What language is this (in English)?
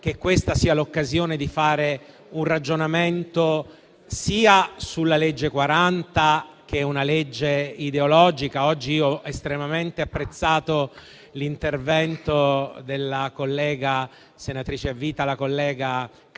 Italian